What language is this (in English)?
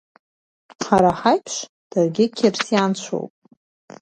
Abkhazian